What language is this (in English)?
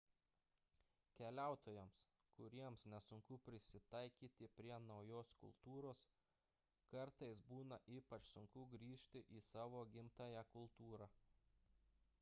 Lithuanian